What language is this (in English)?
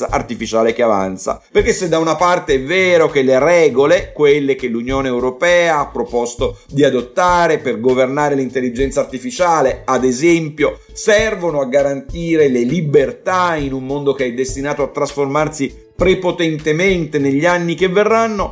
Italian